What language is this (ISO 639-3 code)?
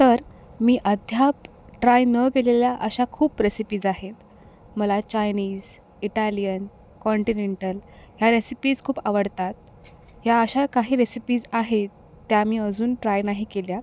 mar